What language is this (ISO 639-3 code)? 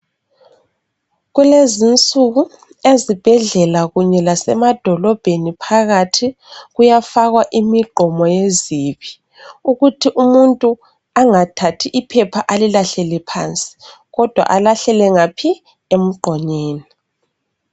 nde